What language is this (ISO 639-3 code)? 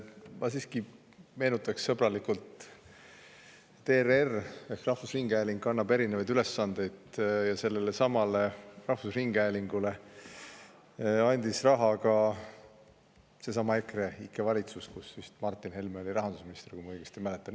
est